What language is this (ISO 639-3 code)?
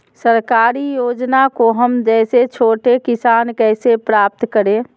mag